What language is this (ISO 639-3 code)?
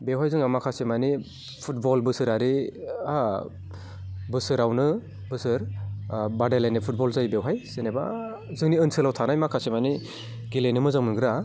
brx